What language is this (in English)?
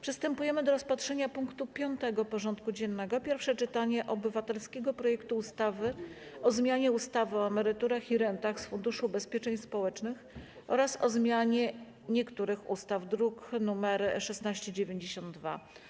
Polish